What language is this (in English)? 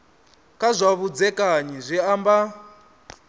Venda